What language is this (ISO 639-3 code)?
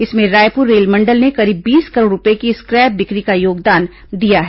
hin